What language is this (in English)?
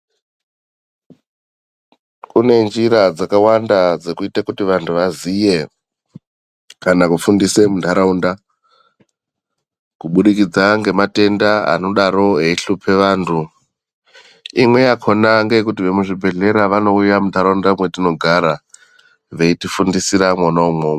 Ndau